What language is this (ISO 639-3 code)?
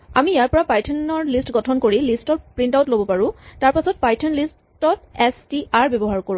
asm